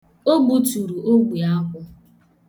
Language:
Igbo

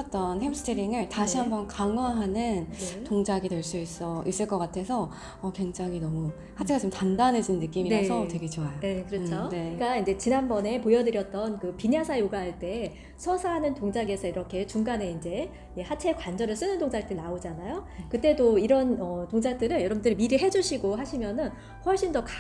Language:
Korean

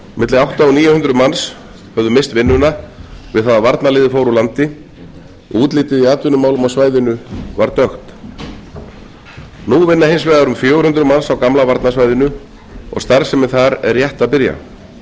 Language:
Icelandic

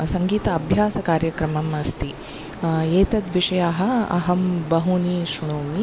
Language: Sanskrit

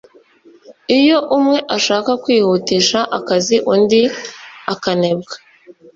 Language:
Kinyarwanda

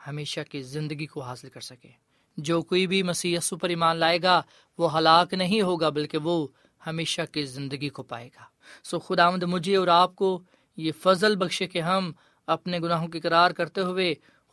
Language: Urdu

